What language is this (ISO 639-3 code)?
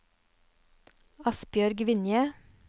nor